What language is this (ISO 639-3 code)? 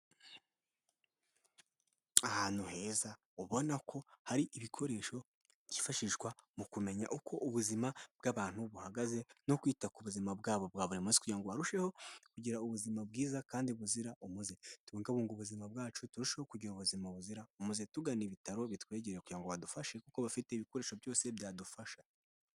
kin